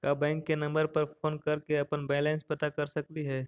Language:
Magahi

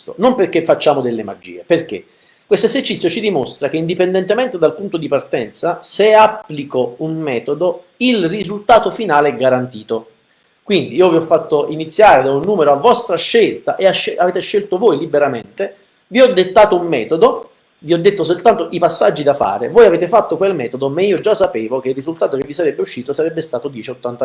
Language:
Italian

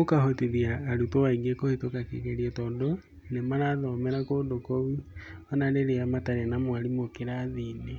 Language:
Kikuyu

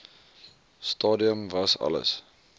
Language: Afrikaans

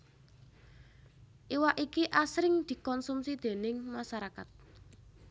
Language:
Javanese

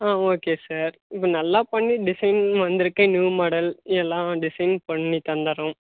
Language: Tamil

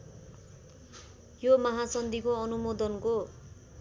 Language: Nepali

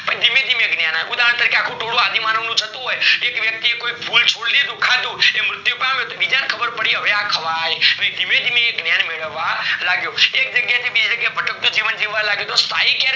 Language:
Gujarati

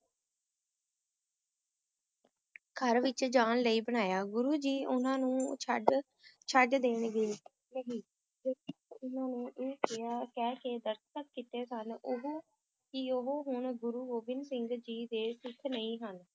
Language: Punjabi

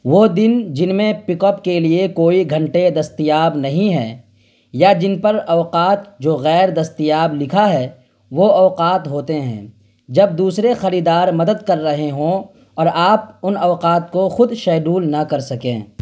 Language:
Urdu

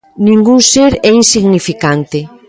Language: Galician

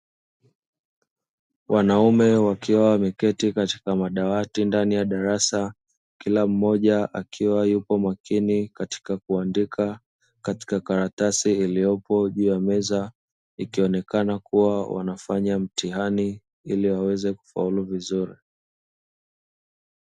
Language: Swahili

